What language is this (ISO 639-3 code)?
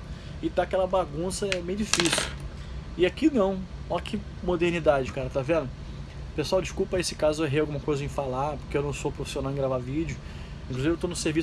por